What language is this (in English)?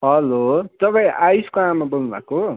Nepali